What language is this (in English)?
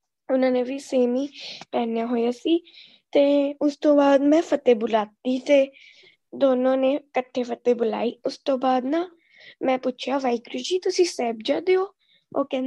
Punjabi